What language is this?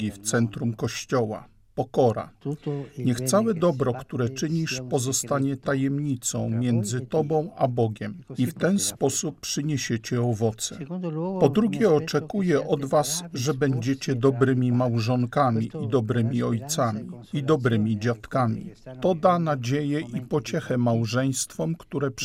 Polish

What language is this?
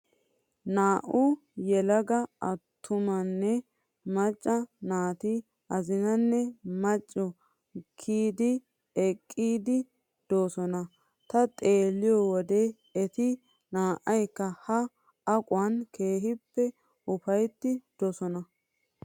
Wolaytta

